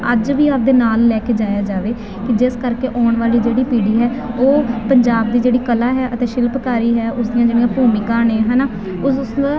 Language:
Punjabi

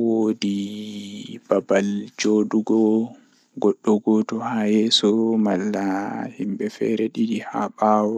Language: Fula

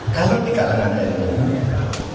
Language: Indonesian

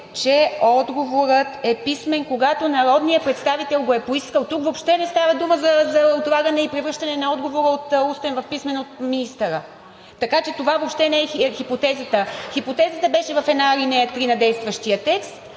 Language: Bulgarian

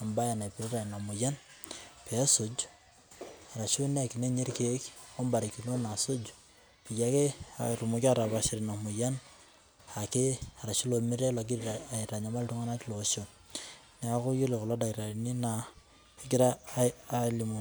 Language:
Masai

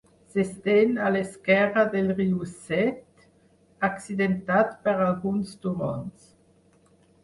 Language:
Catalan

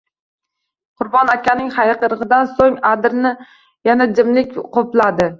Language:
Uzbek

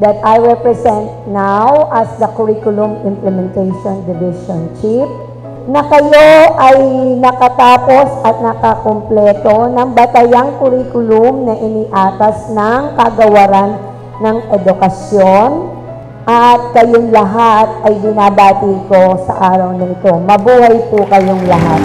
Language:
Filipino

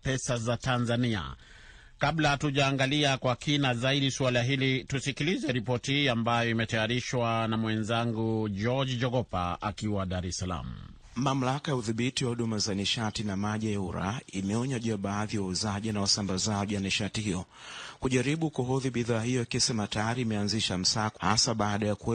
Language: Swahili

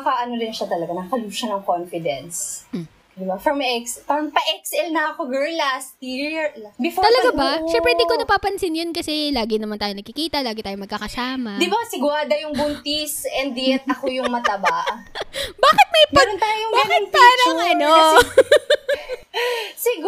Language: Filipino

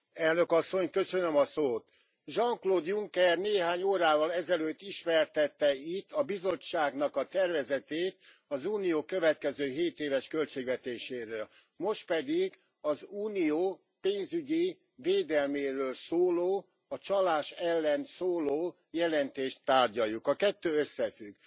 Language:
Hungarian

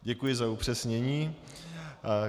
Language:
Czech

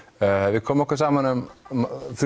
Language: Icelandic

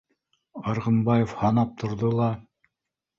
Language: Bashkir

